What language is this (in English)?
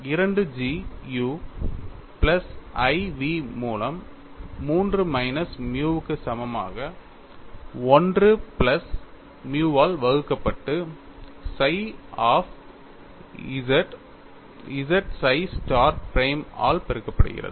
Tamil